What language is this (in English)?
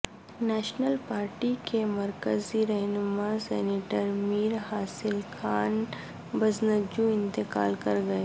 Urdu